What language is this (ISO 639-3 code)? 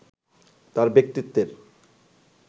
ben